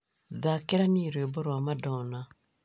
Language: Kikuyu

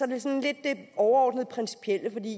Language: Danish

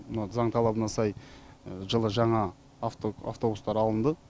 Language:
Kazakh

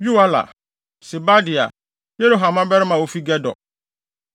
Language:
Akan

